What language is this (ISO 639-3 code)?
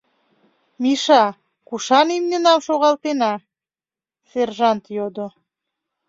chm